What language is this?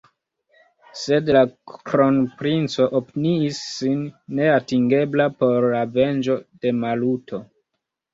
Esperanto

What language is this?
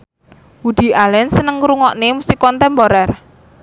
Javanese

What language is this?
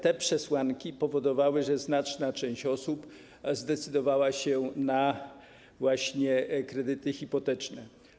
Polish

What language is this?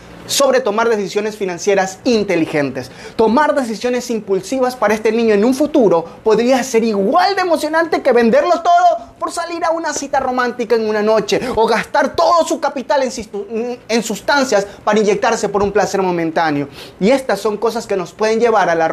Spanish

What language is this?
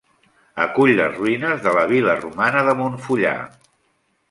Catalan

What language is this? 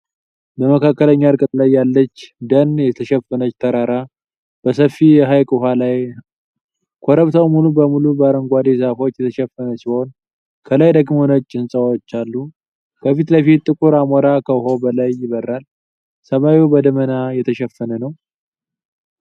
Amharic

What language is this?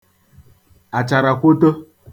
Igbo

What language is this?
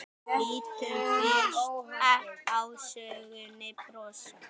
Icelandic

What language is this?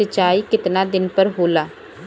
Bhojpuri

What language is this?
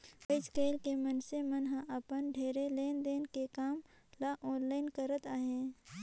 Chhattisgarhi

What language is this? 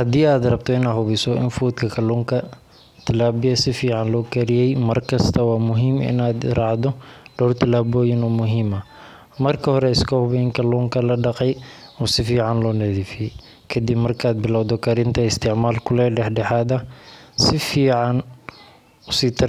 Somali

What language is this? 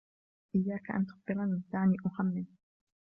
Arabic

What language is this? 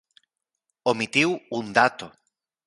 Galician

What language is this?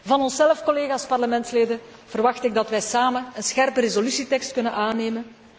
Dutch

